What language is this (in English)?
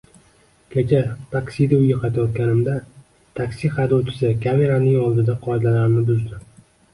Uzbek